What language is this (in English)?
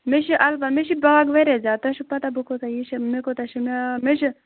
Kashmiri